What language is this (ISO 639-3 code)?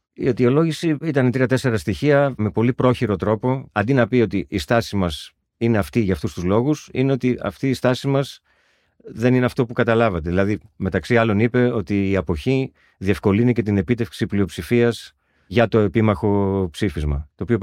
ell